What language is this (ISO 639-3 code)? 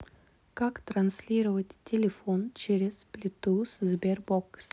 rus